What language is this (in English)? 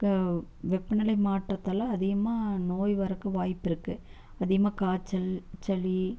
Tamil